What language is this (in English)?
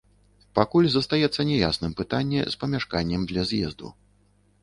Belarusian